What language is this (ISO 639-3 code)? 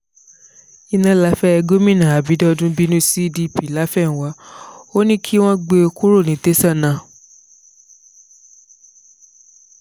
yor